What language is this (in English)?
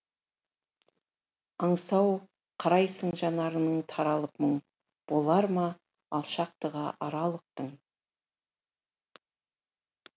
Kazakh